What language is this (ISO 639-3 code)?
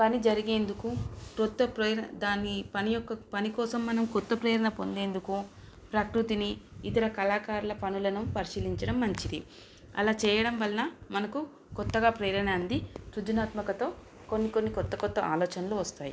tel